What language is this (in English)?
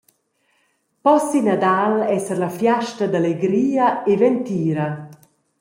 Romansh